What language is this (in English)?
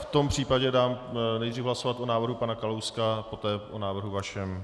Czech